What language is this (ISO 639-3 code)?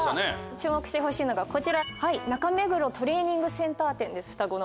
jpn